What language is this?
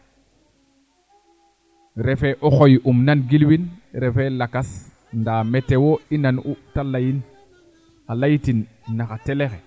Serer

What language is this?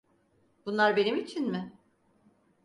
Turkish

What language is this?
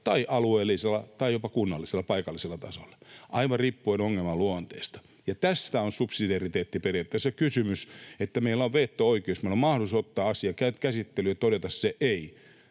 Finnish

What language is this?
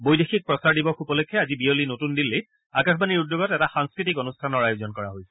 Assamese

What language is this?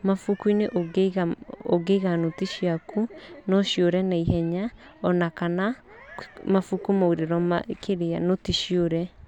Kikuyu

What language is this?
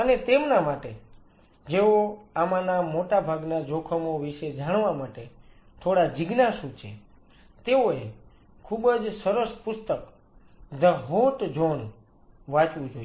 Gujarati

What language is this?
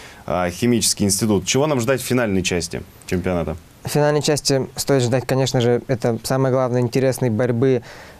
Russian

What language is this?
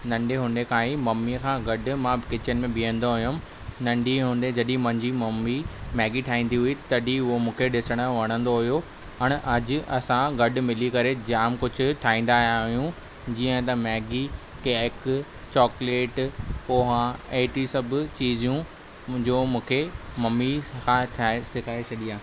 Sindhi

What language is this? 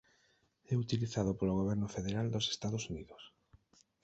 Galician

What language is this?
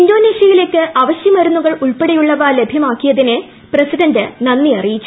Malayalam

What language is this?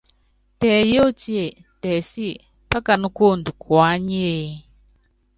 Yangben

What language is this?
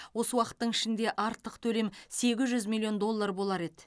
Kazakh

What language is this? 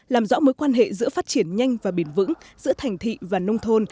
Vietnamese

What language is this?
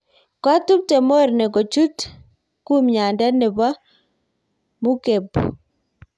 Kalenjin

